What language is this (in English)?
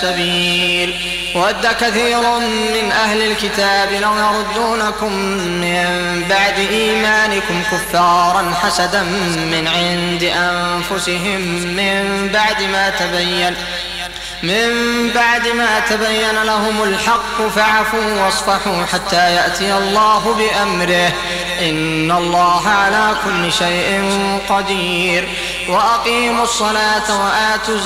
Arabic